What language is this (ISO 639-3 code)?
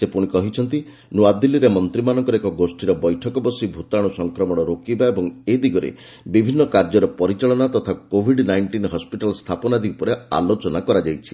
ori